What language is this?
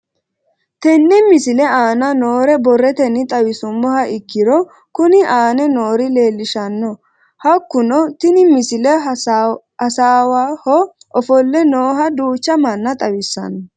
Sidamo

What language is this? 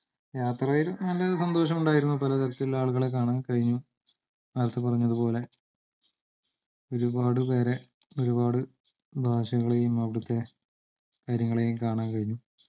Malayalam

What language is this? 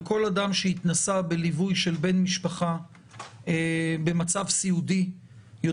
Hebrew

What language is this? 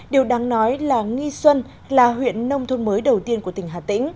Vietnamese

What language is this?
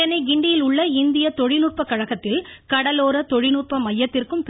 Tamil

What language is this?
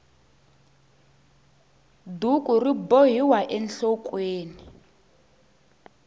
Tsonga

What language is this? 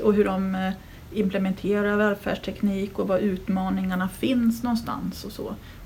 Swedish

